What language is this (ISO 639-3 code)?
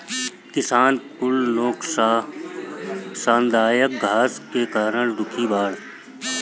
bho